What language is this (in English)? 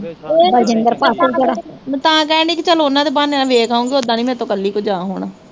Punjabi